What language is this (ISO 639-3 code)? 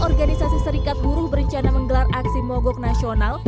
ind